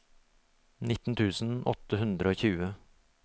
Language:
Norwegian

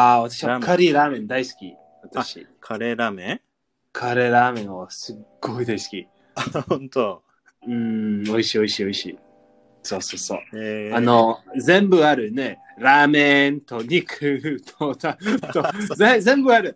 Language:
Japanese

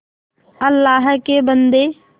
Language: Hindi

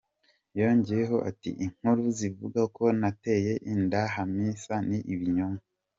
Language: Kinyarwanda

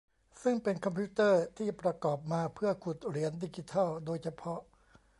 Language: Thai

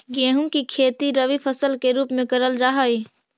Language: Magahi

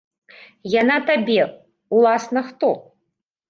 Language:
Belarusian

